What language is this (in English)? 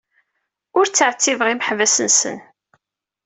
Kabyle